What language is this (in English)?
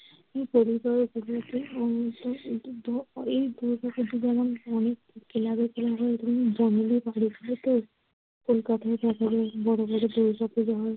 Bangla